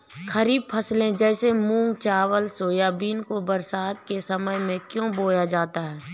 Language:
Hindi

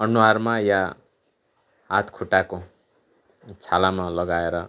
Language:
Nepali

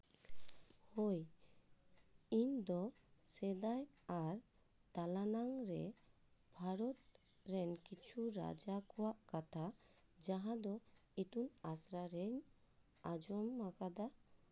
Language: Santali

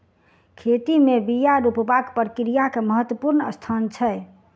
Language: Maithili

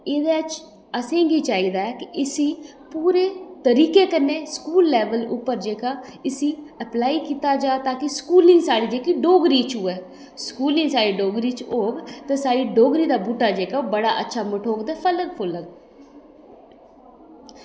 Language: Dogri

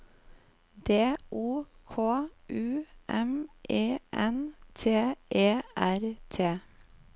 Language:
Norwegian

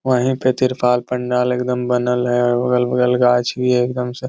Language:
Magahi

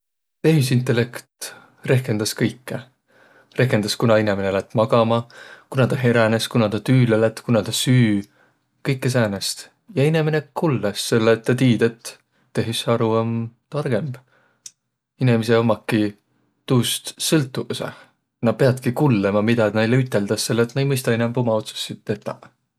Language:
Võro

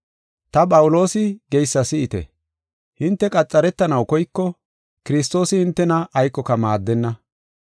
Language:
Gofa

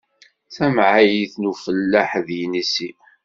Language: Kabyle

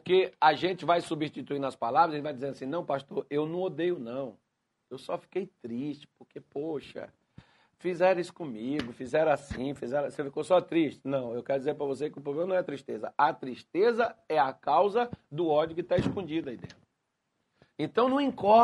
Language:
Portuguese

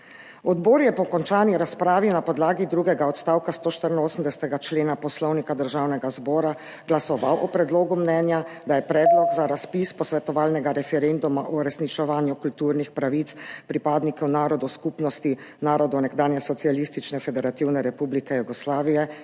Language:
Slovenian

